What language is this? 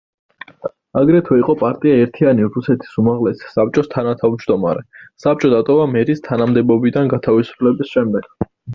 Georgian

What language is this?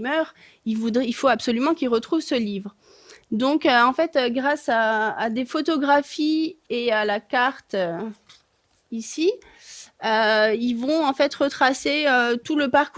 French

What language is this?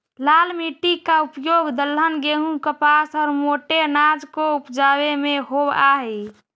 Magahi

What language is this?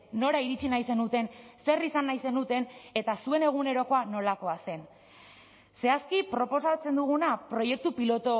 Basque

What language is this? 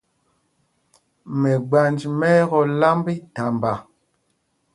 Mpumpong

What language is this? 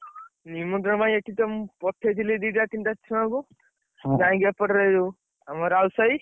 Odia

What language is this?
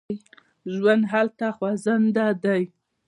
Pashto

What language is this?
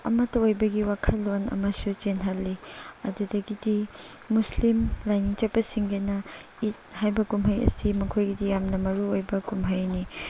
Manipuri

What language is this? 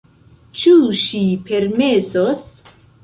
Esperanto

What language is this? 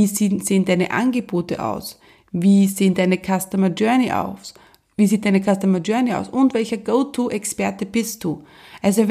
German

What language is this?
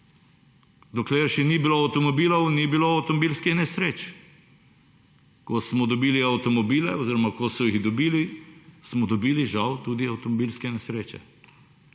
Slovenian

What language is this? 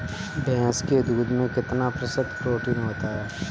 Hindi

